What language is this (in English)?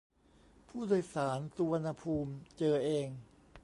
Thai